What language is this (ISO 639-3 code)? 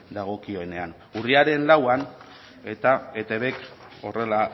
eus